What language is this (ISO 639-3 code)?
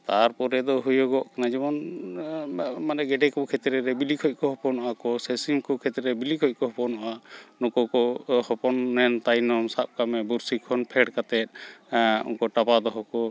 sat